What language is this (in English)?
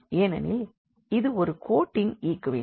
Tamil